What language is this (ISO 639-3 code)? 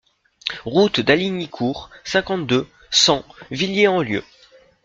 fra